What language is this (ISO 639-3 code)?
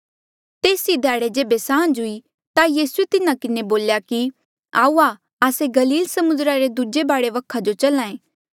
mjl